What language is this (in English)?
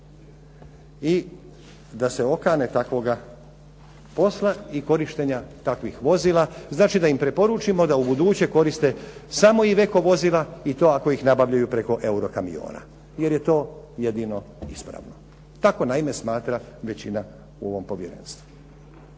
Croatian